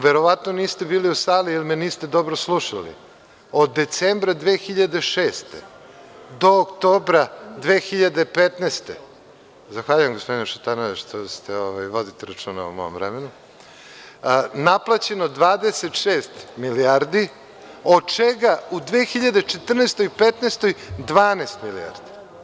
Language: Serbian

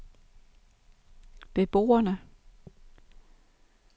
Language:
Danish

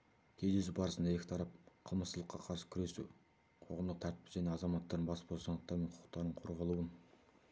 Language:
Kazakh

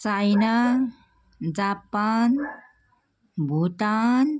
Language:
Nepali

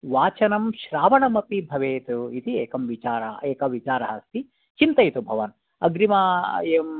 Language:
Sanskrit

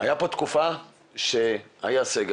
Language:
Hebrew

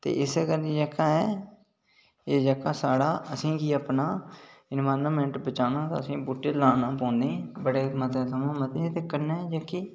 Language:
Dogri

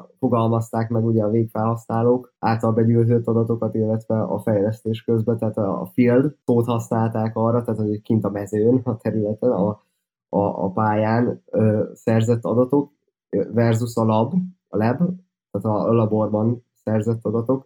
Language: Hungarian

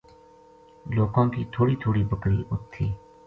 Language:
Gujari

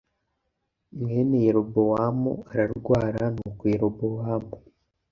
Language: Kinyarwanda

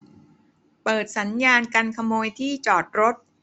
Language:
Thai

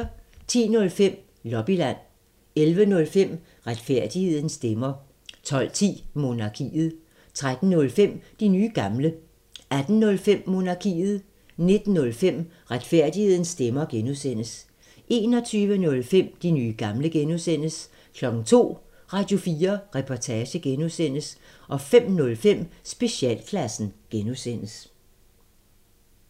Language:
Danish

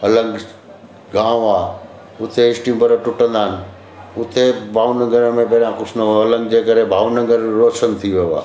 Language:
Sindhi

